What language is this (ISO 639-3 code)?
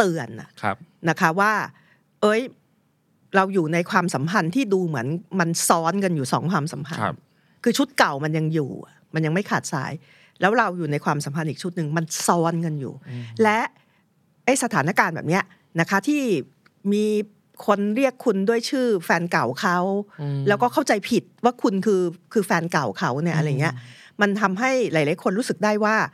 tha